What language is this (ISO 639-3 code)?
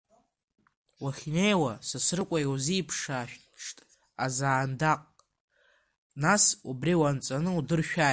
abk